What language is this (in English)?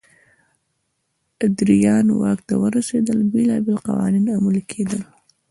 Pashto